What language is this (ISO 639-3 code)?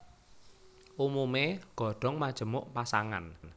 jav